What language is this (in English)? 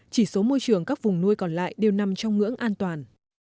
Vietnamese